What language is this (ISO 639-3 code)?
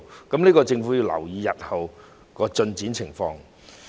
yue